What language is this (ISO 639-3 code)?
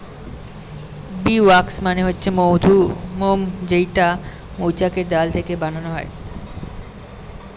ben